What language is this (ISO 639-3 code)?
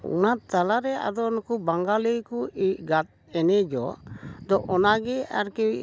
sat